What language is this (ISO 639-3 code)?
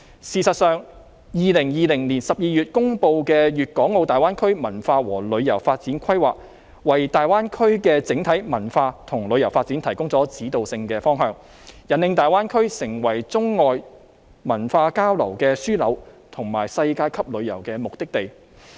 yue